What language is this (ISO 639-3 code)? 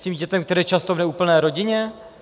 ces